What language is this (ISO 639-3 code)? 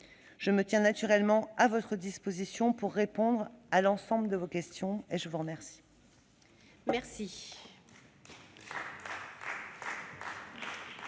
fra